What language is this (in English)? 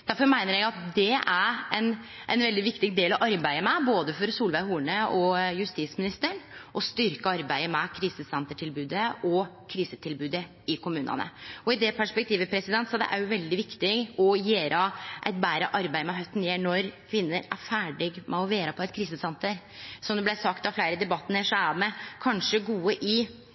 Norwegian Nynorsk